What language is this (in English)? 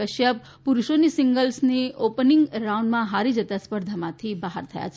Gujarati